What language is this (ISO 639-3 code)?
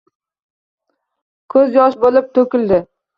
uzb